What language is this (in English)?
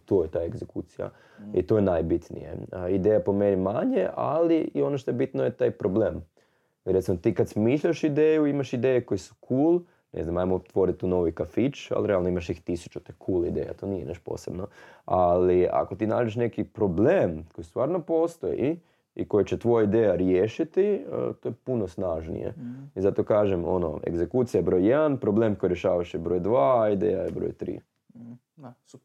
Croatian